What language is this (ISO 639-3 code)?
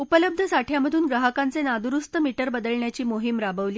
mar